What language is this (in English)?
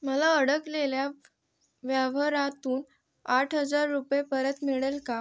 Marathi